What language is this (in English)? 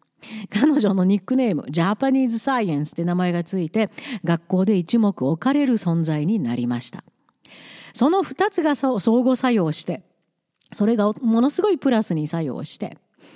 Japanese